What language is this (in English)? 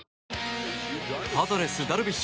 Japanese